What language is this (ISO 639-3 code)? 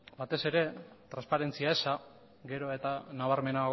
eus